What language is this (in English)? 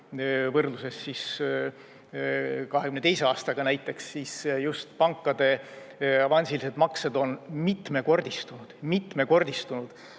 Estonian